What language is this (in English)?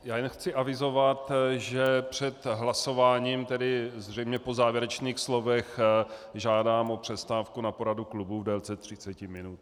Czech